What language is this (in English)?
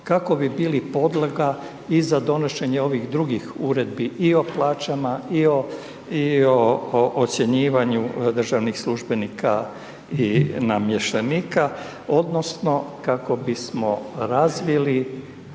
Croatian